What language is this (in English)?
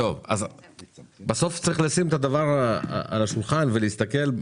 Hebrew